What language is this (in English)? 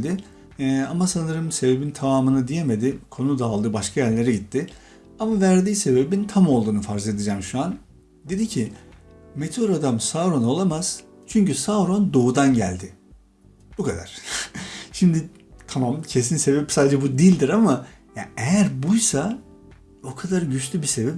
Turkish